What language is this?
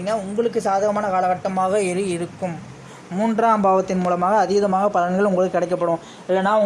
Vietnamese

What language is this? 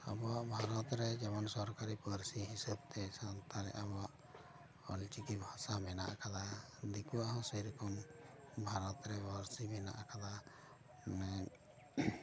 Santali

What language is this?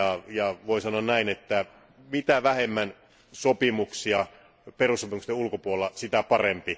Finnish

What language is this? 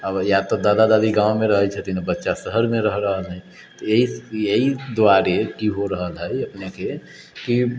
Maithili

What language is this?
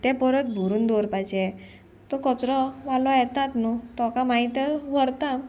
Konkani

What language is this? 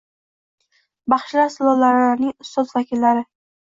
Uzbek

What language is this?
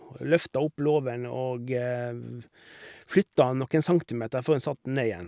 Norwegian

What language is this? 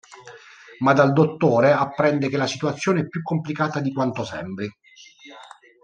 Italian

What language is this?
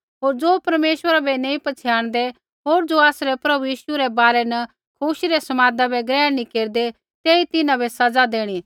Kullu Pahari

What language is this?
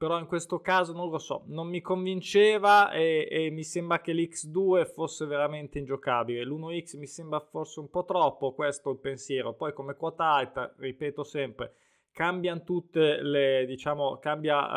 Italian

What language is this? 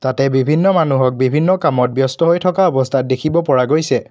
Assamese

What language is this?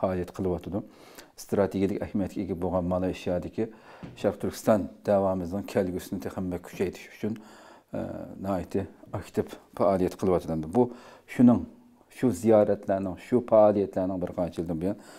Turkish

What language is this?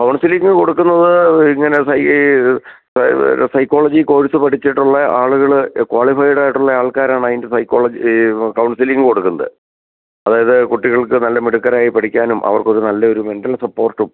Malayalam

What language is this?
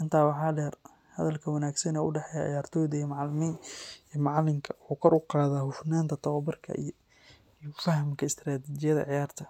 Somali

